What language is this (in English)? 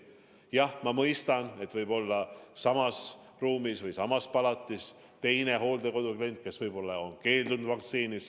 Estonian